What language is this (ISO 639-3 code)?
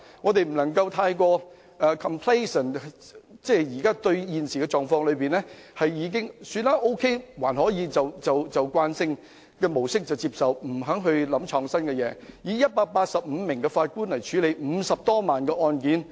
yue